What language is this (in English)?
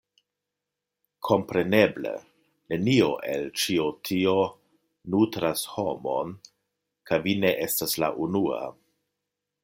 Esperanto